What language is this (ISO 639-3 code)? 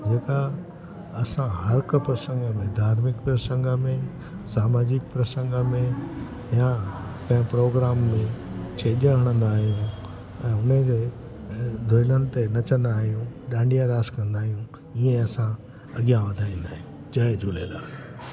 snd